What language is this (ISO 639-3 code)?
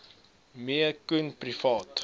afr